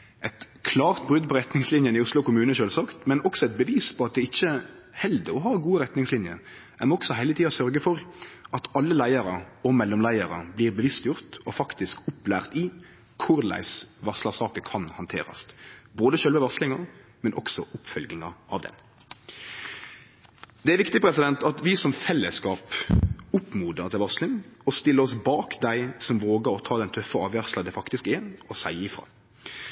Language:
Norwegian Nynorsk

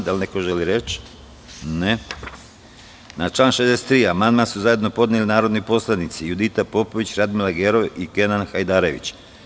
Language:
Serbian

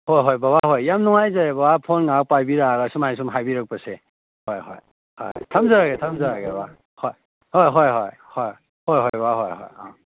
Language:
Manipuri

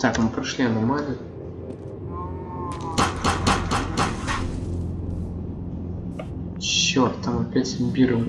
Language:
Russian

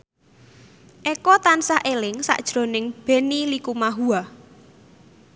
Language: Javanese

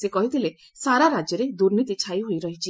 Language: Odia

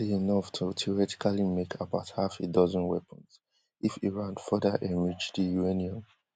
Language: Nigerian Pidgin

